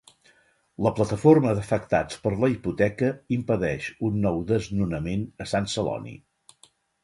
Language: Catalan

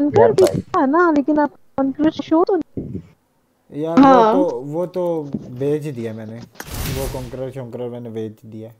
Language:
Hindi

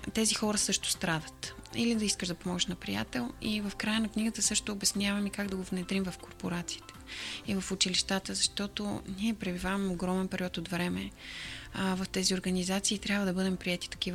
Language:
Bulgarian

